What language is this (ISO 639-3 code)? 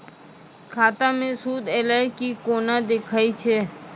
mai